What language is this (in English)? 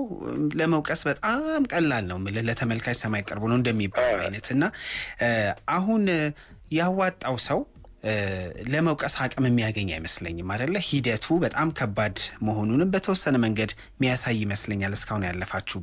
Amharic